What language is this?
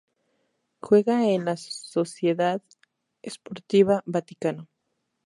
Spanish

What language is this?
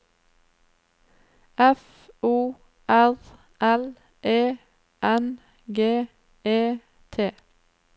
Norwegian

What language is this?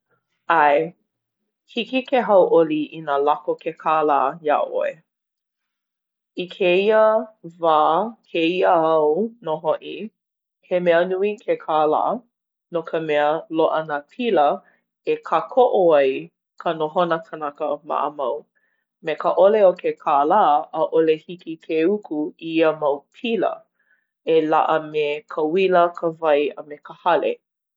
Hawaiian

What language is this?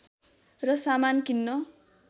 Nepali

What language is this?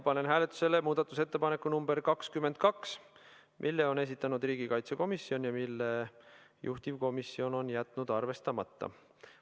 Estonian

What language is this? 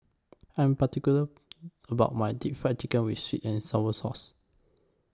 English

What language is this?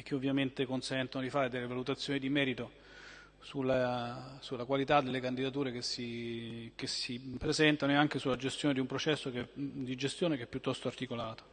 Italian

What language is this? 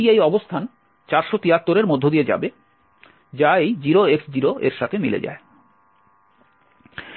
Bangla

